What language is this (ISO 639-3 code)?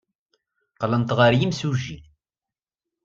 kab